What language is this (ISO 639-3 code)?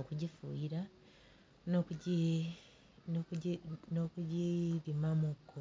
lug